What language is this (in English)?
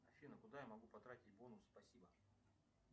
Russian